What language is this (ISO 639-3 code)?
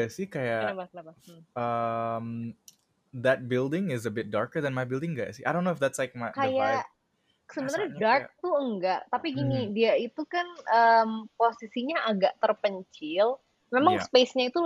ind